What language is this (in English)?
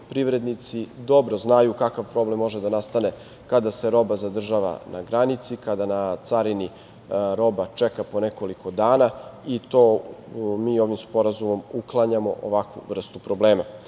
Serbian